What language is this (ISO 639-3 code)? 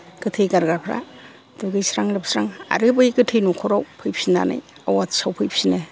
brx